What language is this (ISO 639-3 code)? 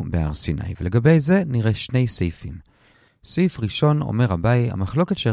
heb